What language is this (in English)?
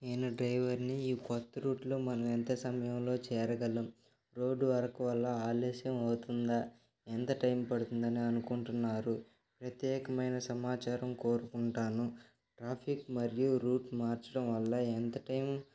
Telugu